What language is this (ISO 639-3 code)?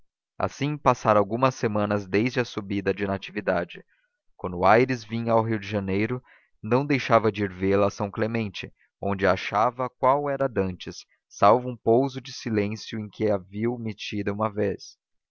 por